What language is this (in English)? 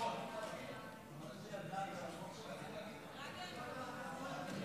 Hebrew